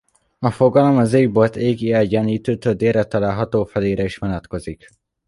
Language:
Hungarian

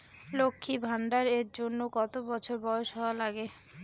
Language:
Bangla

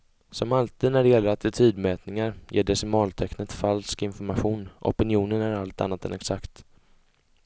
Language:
Swedish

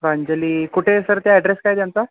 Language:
Marathi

